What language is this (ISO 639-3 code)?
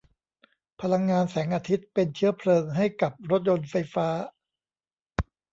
tha